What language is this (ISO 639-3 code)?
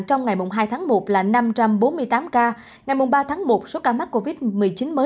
vie